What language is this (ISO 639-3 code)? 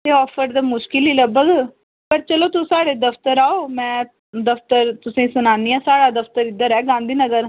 doi